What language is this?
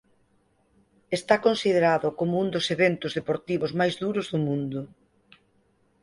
Galician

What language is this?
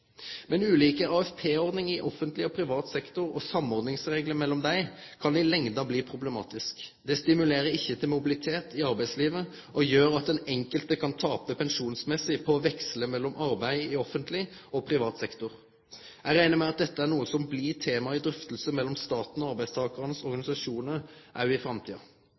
Norwegian Nynorsk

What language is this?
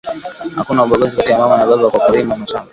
Swahili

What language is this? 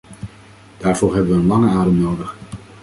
Dutch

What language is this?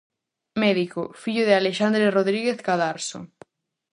Galician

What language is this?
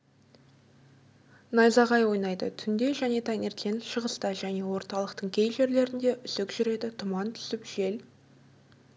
Kazakh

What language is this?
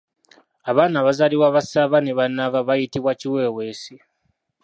Ganda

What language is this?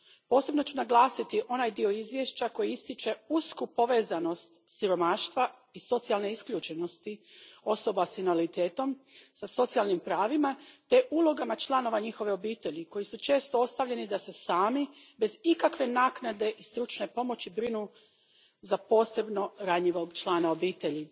Croatian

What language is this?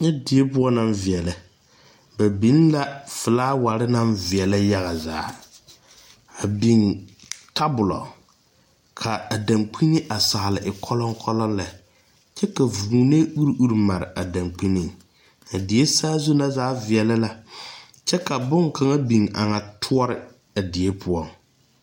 Southern Dagaare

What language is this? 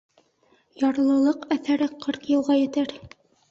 Bashkir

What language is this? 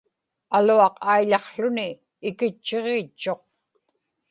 Inupiaq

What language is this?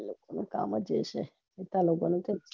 Gujarati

